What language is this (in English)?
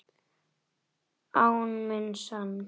Icelandic